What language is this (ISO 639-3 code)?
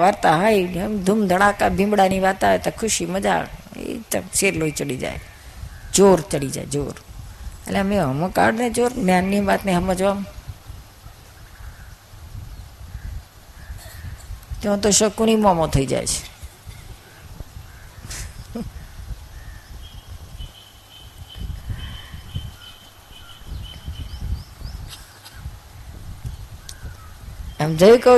guj